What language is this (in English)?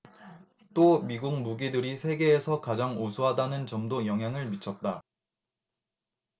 Korean